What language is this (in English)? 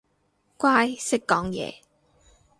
Cantonese